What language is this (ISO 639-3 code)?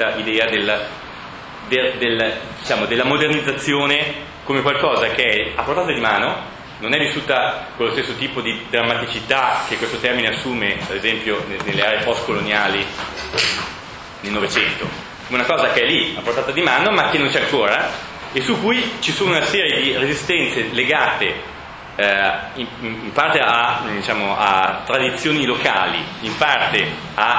ita